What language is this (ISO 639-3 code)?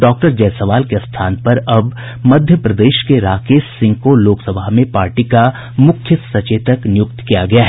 hin